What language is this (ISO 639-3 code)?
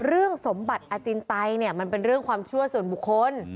tha